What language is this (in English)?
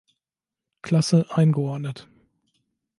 German